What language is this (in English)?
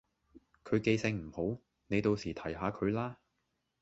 Cantonese